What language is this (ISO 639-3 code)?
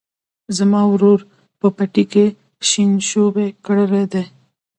pus